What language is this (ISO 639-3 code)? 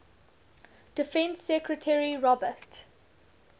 eng